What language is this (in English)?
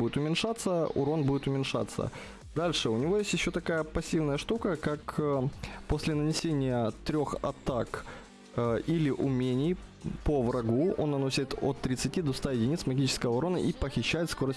Russian